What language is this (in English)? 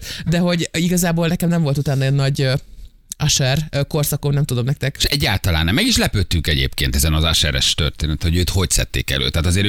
Hungarian